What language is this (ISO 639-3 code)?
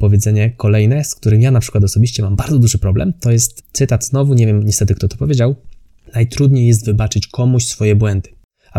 pol